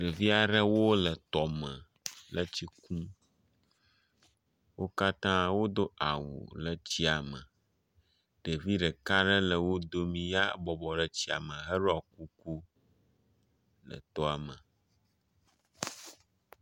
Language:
Ewe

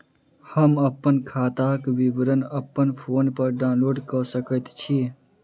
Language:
Maithili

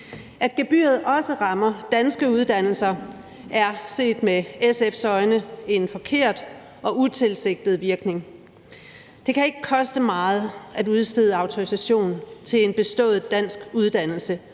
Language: Danish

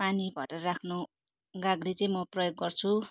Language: Nepali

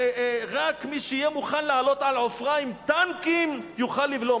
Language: Hebrew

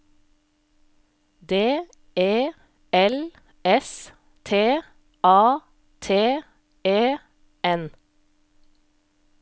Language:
Norwegian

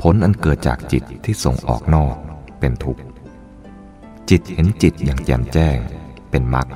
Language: Thai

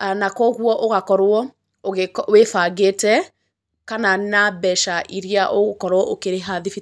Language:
Kikuyu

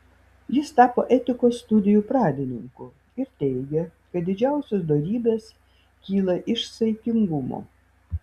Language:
Lithuanian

